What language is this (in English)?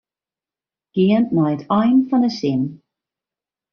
Western Frisian